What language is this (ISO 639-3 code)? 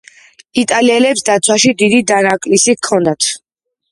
kat